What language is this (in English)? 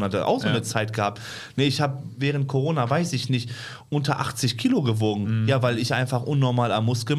German